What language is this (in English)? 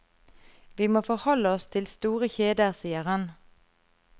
Norwegian